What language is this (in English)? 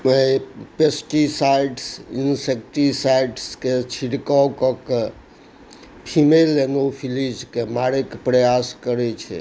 Maithili